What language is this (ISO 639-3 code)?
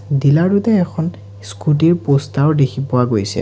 asm